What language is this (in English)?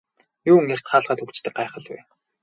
Mongolian